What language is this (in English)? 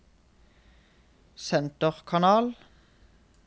Norwegian